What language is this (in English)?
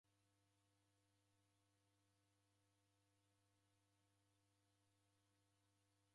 Taita